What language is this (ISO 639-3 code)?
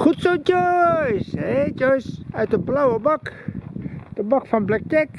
nld